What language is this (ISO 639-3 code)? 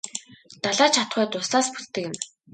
mon